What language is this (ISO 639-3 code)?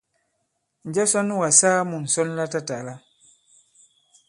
abb